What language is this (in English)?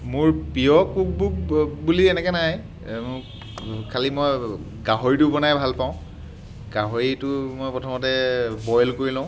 Assamese